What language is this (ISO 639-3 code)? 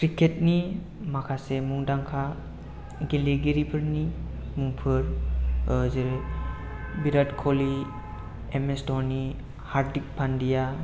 brx